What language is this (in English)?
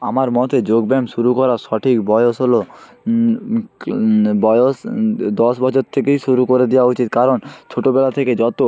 Bangla